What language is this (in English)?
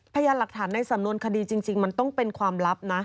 Thai